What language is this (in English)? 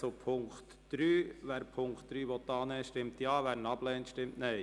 Swiss German